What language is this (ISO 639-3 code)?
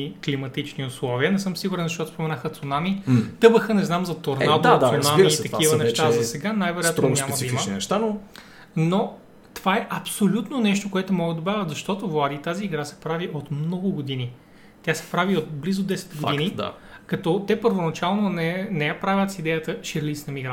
bul